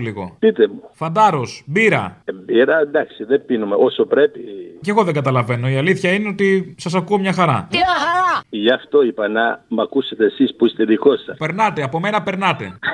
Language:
Greek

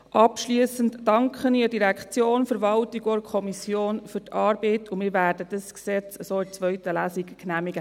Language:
Swiss German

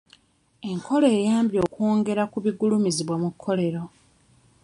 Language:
Ganda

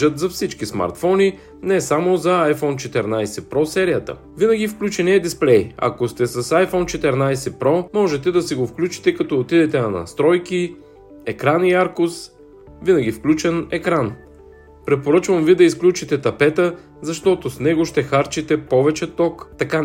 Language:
Bulgarian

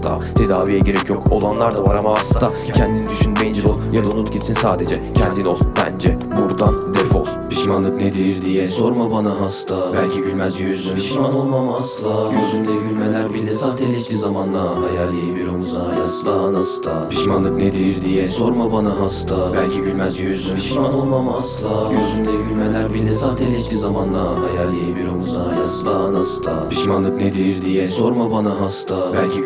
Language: Turkish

